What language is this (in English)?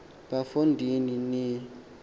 Xhosa